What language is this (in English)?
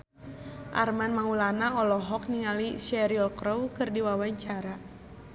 Sundanese